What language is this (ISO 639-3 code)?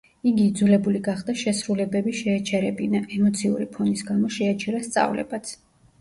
kat